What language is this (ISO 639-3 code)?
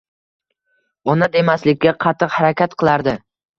uzb